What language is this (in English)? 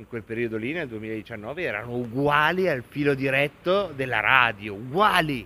Italian